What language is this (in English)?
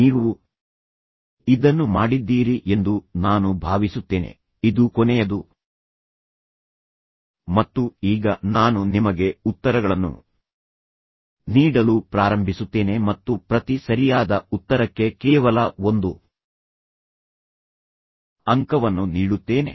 Kannada